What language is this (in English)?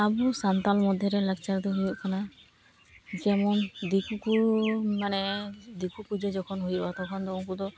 Santali